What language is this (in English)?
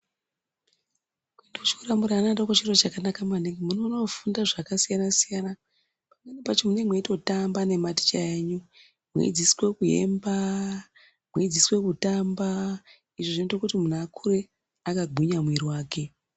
Ndau